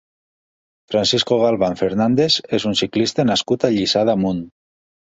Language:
Catalan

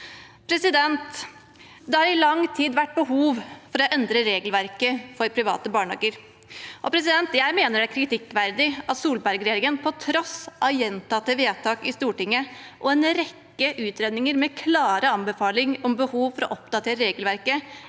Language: Norwegian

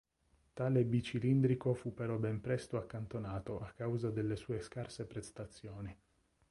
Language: Italian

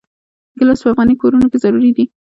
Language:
Pashto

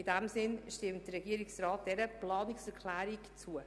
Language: Swiss German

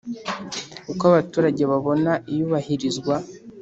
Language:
Kinyarwanda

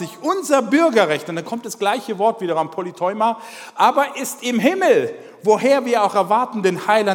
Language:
German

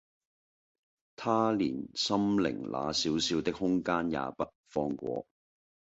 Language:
Cantonese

